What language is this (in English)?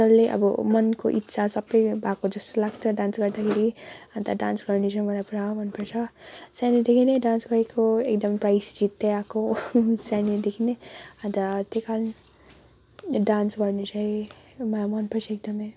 Nepali